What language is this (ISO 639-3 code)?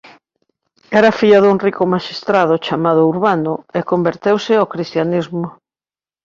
glg